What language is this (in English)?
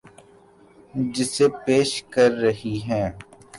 Urdu